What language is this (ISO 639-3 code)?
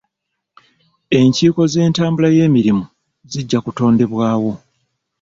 lug